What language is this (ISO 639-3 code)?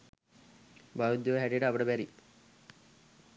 sin